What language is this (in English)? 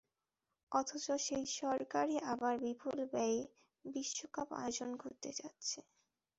Bangla